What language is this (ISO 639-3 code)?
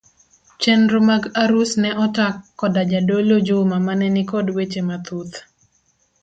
luo